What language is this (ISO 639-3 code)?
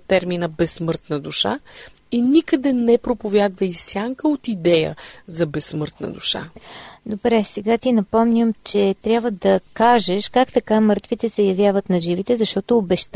bul